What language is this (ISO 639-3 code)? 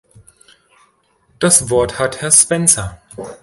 deu